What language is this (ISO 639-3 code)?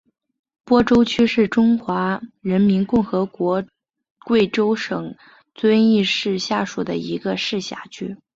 zho